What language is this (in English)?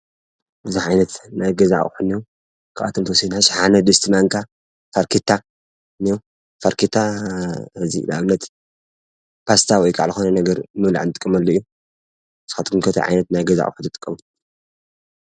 Tigrinya